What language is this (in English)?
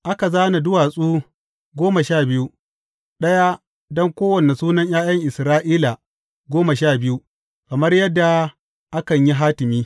Hausa